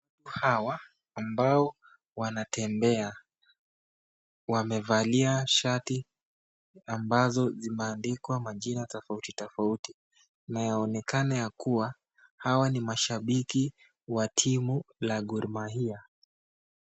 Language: Swahili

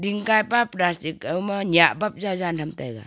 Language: Wancho Naga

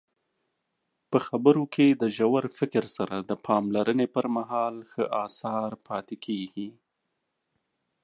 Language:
Pashto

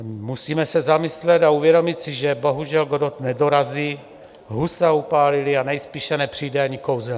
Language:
Czech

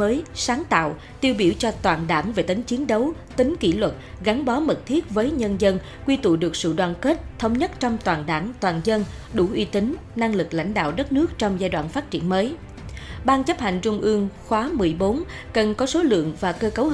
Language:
Vietnamese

